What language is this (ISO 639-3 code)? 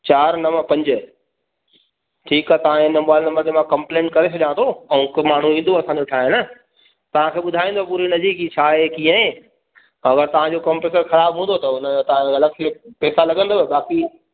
snd